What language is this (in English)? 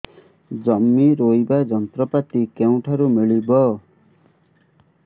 Odia